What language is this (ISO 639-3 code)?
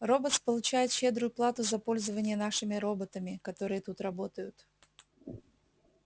rus